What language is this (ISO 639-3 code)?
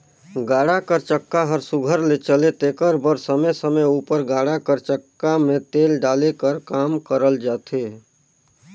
hne